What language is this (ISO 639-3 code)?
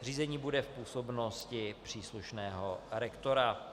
ces